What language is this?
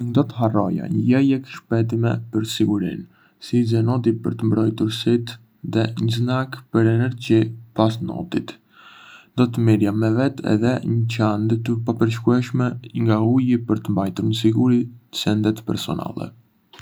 Arbëreshë Albanian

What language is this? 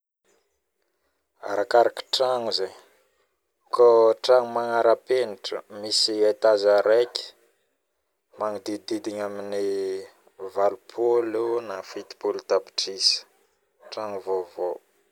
Northern Betsimisaraka Malagasy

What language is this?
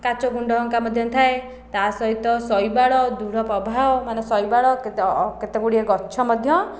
Odia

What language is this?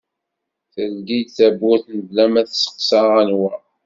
Kabyle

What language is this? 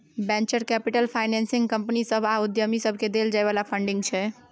Maithili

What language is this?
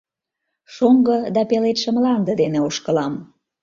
Mari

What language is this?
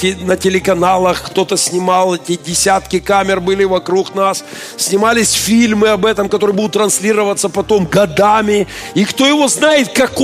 Russian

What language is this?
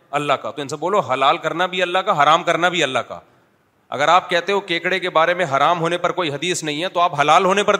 Urdu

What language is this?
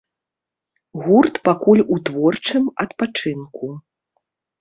Belarusian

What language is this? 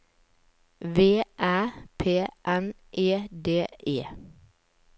Norwegian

